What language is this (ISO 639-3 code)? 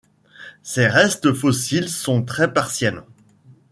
fra